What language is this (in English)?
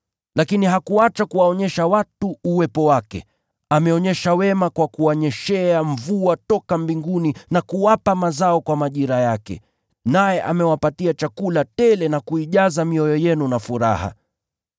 Swahili